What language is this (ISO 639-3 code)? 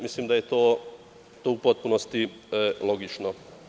srp